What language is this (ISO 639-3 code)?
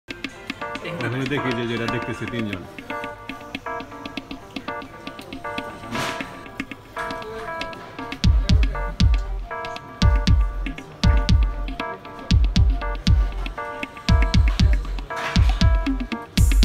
ron